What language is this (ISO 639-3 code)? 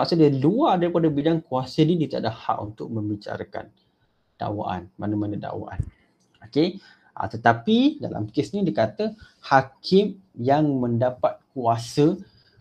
msa